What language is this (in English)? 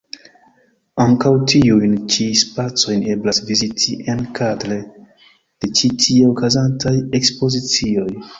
Esperanto